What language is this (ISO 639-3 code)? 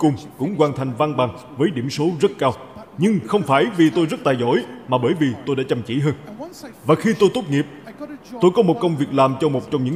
vie